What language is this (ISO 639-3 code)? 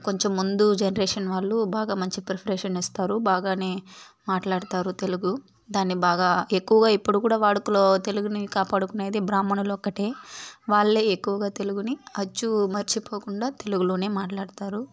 tel